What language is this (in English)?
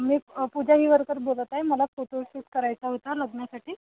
Marathi